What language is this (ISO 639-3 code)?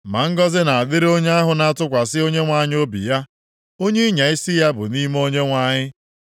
ibo